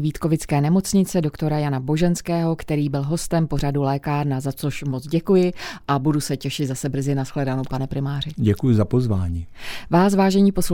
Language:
Czech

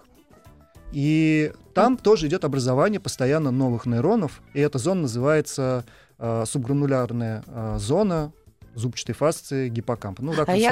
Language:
Russian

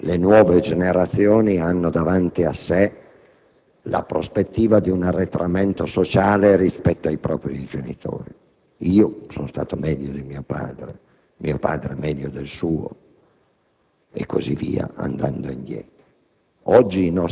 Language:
Italian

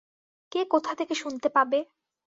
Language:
Bangla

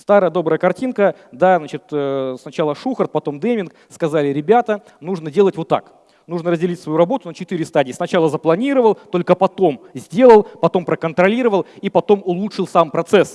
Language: Russian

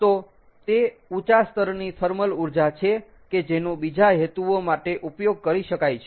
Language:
Gujarati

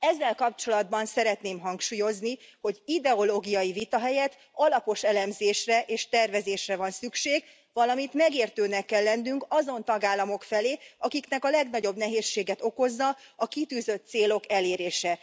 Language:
Hungarian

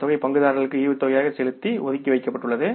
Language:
Tamil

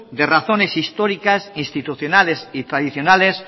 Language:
Spanish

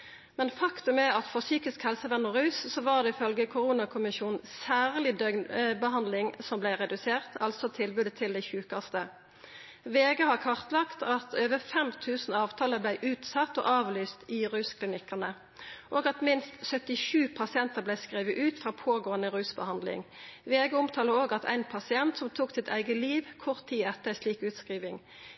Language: Norwegian Nynorsk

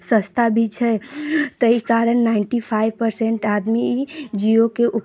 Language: Maithili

